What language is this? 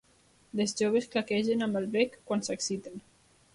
Catalan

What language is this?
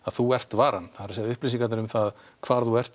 Icelandic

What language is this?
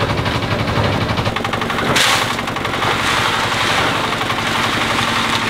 Vietnamese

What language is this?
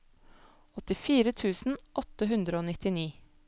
Norwegian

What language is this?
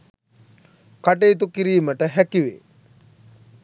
Sinhala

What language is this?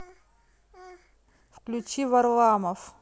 Russian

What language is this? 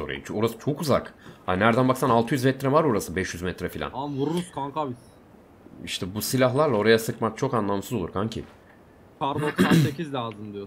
Turkish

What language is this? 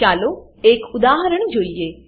Gujarati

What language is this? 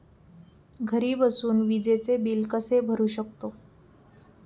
Marathi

